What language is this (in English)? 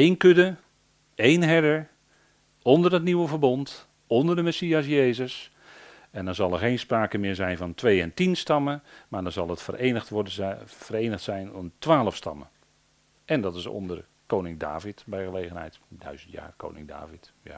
Dutch